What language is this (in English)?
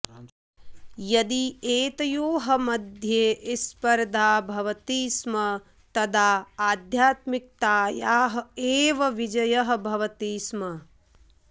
Sanskrit